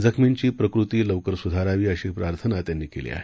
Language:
Marathi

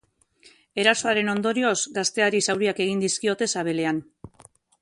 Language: Basque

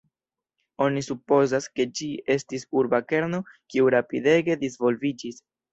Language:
Esperanto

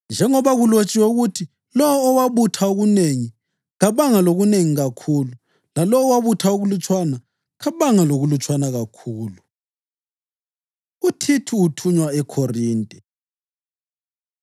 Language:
North Ndebele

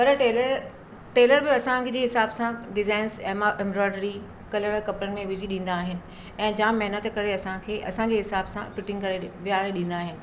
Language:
Sindhi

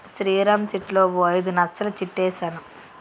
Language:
Telugu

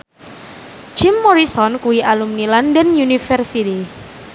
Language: Javanese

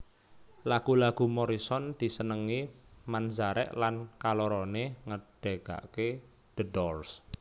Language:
Javanese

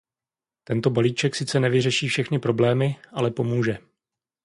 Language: Czech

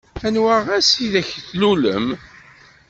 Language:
Kabyle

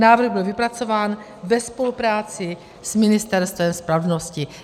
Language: Czech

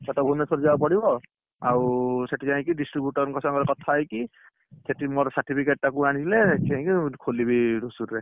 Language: Odia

